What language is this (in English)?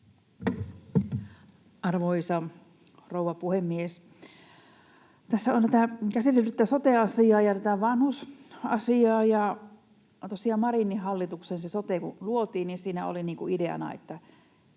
Finnish